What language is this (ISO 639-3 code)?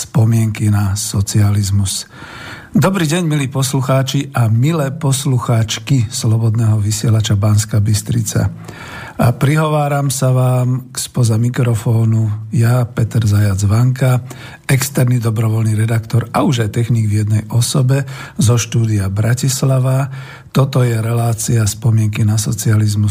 slk